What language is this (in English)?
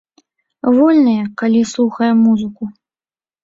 Belarusian